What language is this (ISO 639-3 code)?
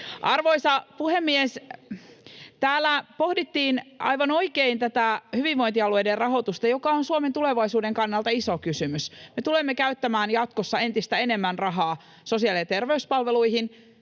fin